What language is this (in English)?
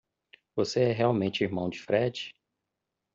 Portuguese